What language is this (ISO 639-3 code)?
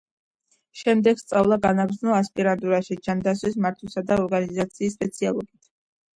kat